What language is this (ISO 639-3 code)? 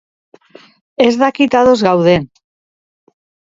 eus